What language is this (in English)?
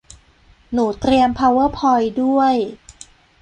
Thai